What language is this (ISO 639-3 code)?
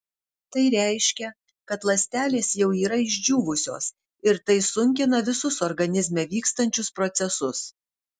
lit